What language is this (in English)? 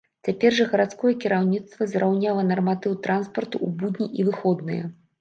Belarusian